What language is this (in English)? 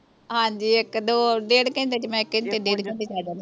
Punjabi